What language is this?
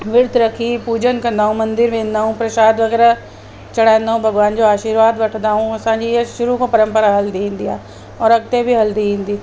Sindhi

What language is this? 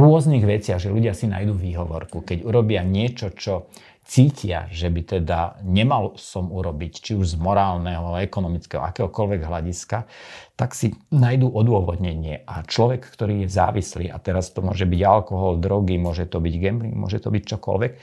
Slovak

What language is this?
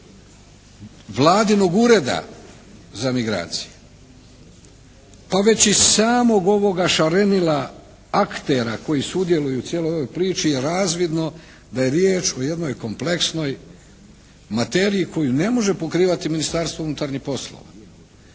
Croatian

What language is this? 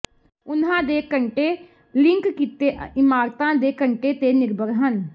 Punjabi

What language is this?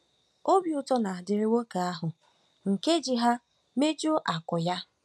Igbo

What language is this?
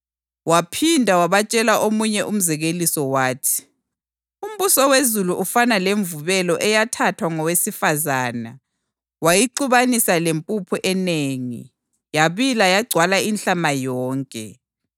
North Ndebele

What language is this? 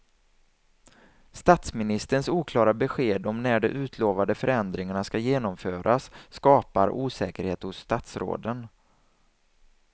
Swedish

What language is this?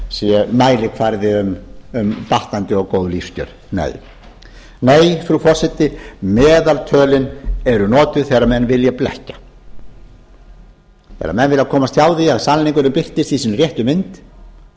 Icelandic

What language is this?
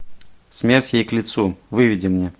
Russian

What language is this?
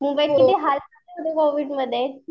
Marathi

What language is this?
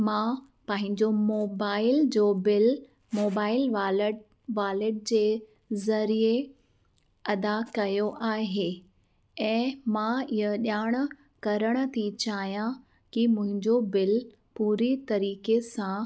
Sindhi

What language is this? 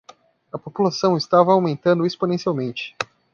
Portuguese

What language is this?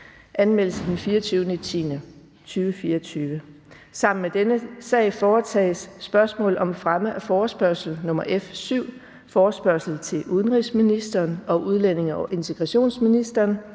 Danish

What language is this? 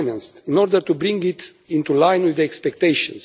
English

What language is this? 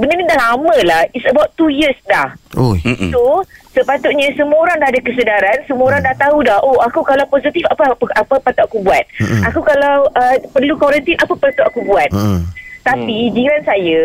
Malay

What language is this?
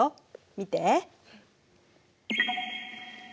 Japanese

